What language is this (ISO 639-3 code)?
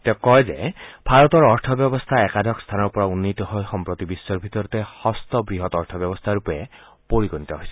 asm